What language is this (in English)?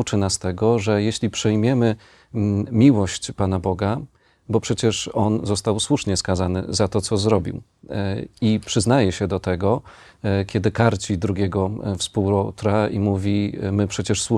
Polish